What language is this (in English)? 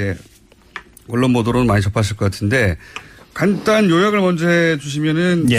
Korean